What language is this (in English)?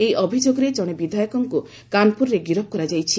Odia